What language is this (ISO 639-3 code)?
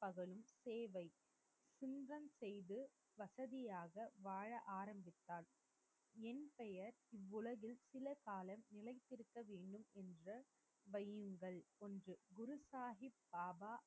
tam